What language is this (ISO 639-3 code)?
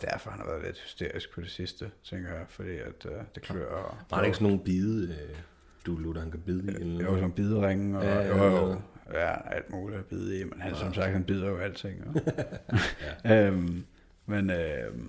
dan